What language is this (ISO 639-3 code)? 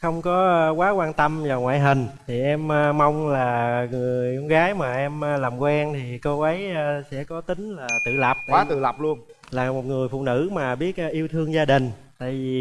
vie